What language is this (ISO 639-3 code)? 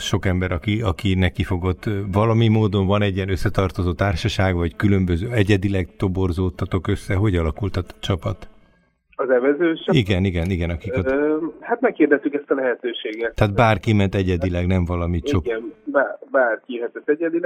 hun